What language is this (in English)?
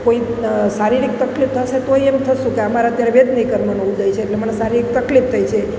Gujarati